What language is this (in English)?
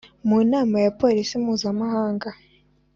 Kinyarwanda